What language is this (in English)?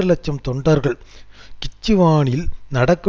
Tamil